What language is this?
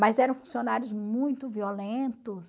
Portuguese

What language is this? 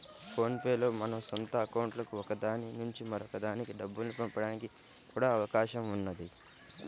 Telugu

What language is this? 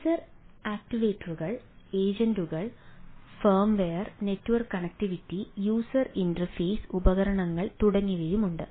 Malayalam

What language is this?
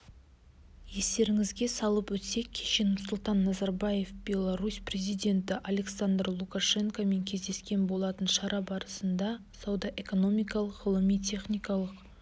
Kazakh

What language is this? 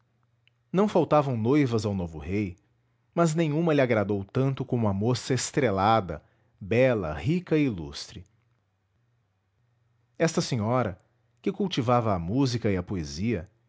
Portuguese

